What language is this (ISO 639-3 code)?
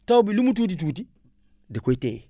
wol